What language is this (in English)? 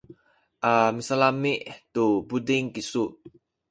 Sakizaya